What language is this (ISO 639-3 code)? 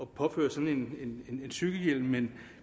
dan